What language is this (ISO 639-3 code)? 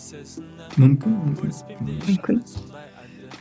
kaz